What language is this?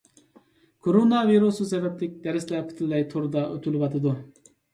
Uyghur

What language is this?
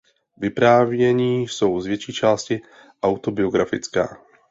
Czech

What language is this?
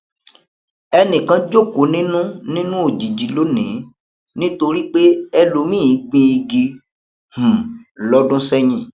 Yoruba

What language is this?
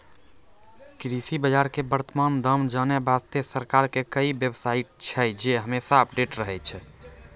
Maithili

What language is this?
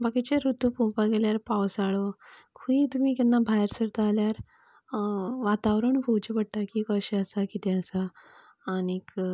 Konkani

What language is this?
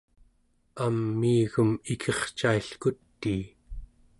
Central Yupik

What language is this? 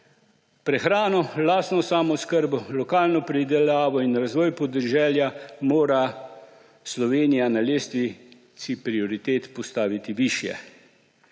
Slovenian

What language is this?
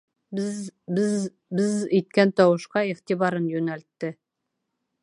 Bashkir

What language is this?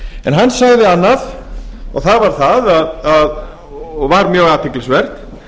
Icelandic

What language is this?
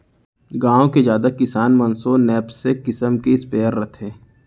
Chhattisgarhi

